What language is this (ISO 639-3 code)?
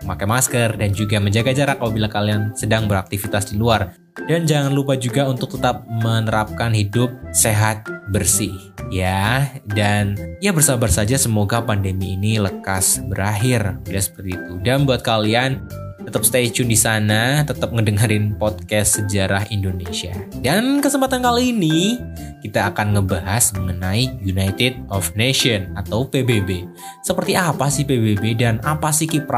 ind